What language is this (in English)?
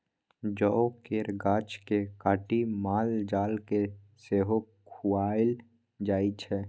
Maithili